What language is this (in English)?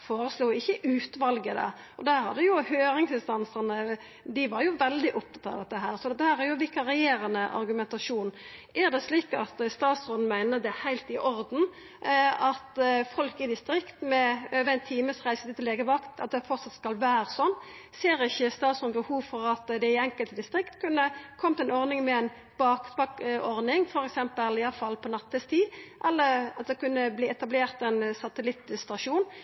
Norwegian Nynorsk